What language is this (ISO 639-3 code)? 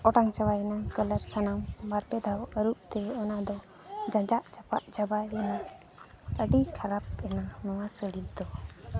sat